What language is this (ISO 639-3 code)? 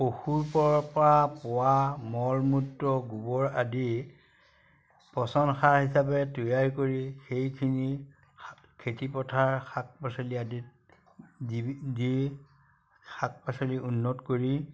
asm